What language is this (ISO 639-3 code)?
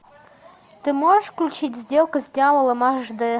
rus